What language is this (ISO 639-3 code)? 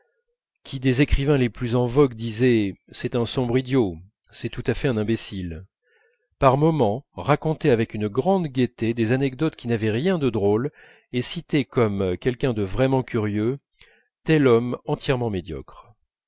fra